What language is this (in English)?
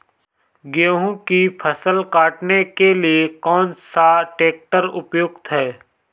Hindi